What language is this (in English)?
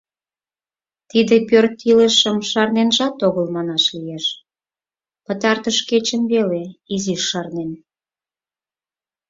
Mari